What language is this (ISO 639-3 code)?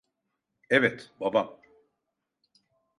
tur